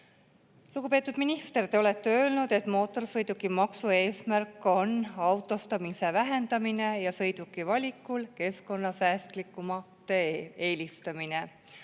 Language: Estonian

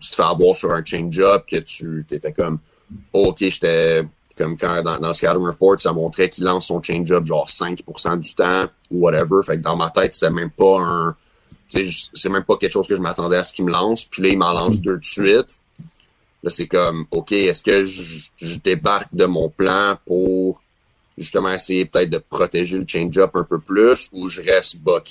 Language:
French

